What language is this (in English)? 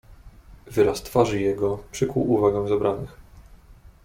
Polish